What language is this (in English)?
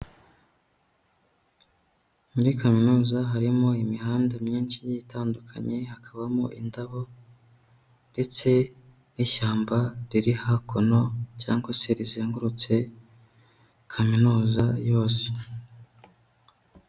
Kinyarwanda